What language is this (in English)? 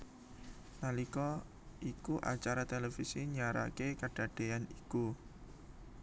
Javanese